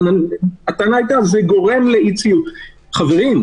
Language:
Hebrew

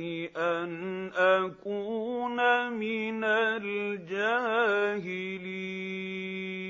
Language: Arabic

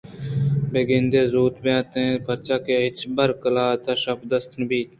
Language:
Eastern Balochi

